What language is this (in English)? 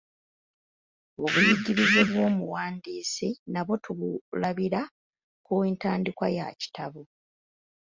Ganda